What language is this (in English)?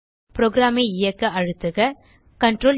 Tamil